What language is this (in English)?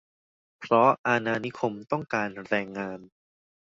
Thai